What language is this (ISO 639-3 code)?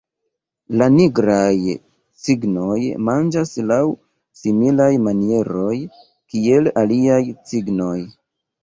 epo